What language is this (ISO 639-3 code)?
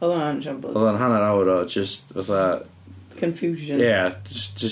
cym